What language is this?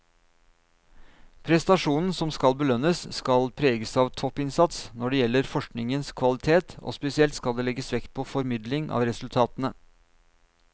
Norwegian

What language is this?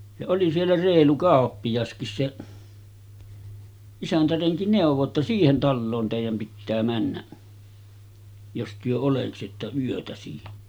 Finnish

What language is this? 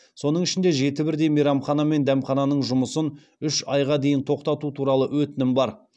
Kazakh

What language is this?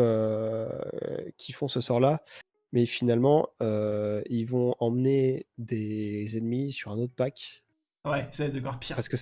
French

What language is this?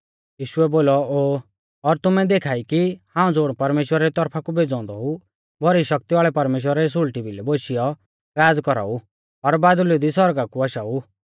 Mahasu Pahari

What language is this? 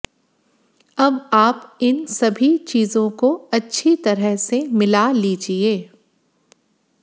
Hindi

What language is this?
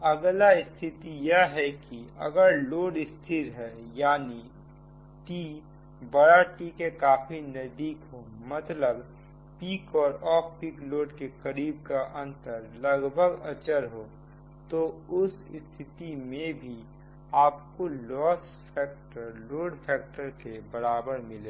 Hindi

